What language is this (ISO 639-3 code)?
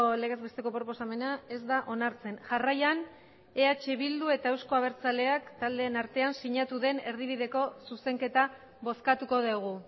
eus